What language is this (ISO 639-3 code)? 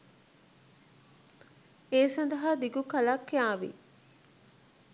sin